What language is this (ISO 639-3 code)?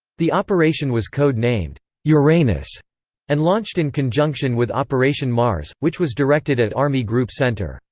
eng